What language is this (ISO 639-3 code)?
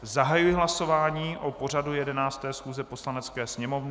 ces